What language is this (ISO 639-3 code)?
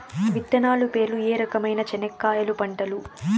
tel